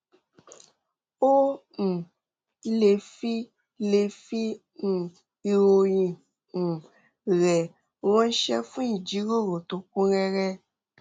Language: Yoruba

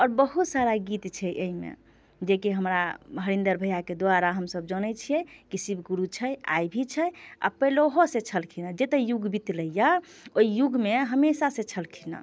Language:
Maithili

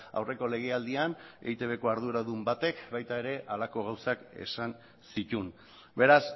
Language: Basque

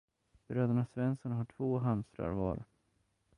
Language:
Swedish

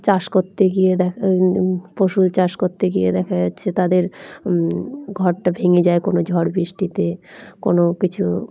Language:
Bangla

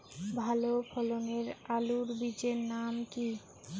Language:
Bangla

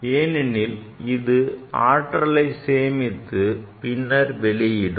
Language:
Tamil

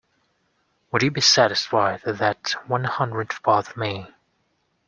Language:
English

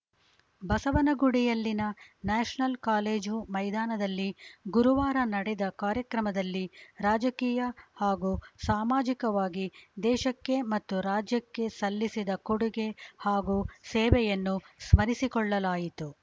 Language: Kannada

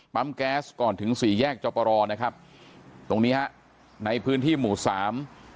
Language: Thai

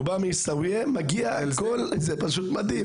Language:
Hebrew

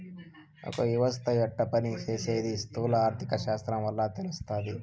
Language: Telugu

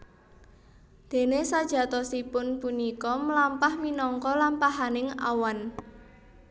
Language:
Javanese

